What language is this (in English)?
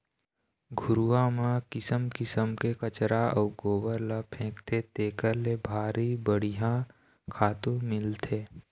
Chhattisgarhi